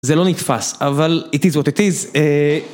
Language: Hebrew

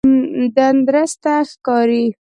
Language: Pashto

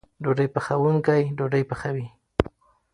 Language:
Pashto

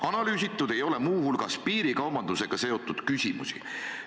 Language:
Estonian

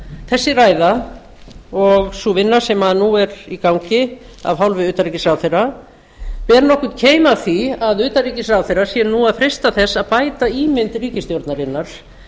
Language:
Icelandic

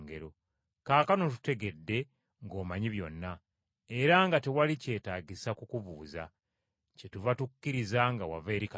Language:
Ganda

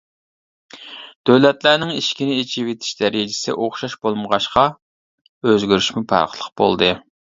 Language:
Uyghur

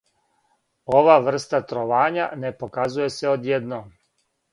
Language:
Serbian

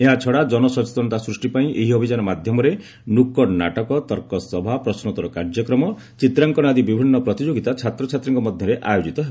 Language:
Odia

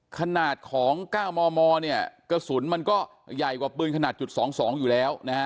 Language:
Thai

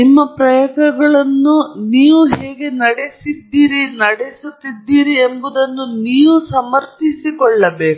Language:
Kannada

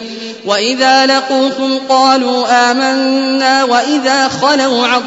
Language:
Arabic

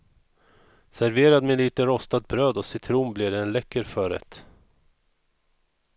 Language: Swedish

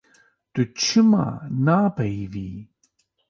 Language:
Kurdish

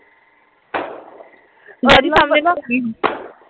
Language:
Punjabi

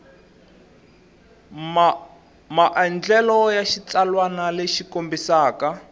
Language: Tsonga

